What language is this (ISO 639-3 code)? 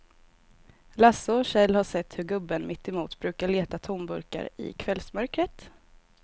swe